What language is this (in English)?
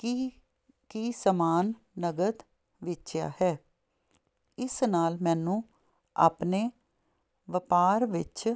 Punjabi